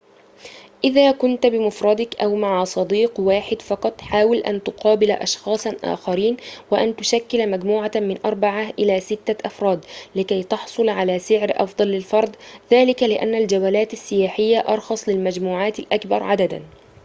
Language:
Arabic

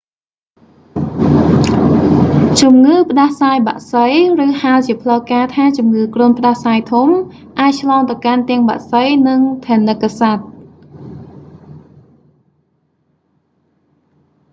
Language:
Khmer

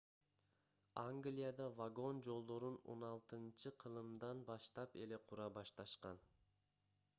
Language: Kyrgyz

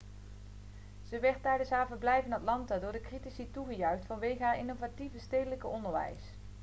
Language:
Dutch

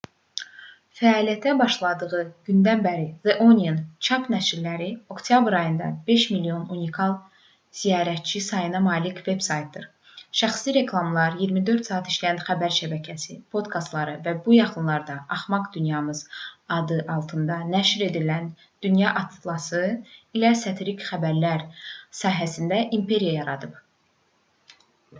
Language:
Azerbaijani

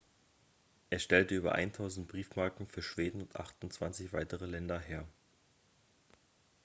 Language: German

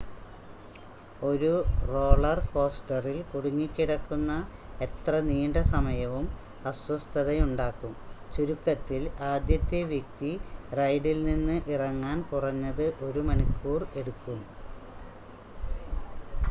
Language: Malayalam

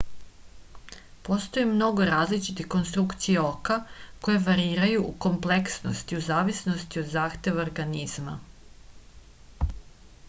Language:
Serbian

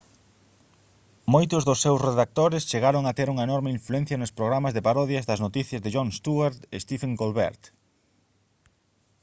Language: Galician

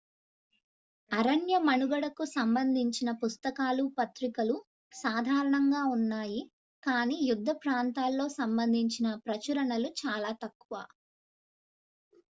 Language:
Telugu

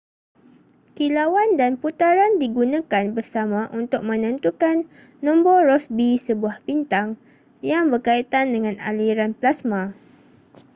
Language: Malay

